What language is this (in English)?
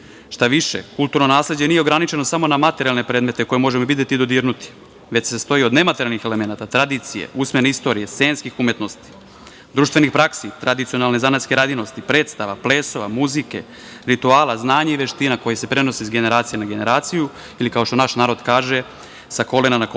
Serbian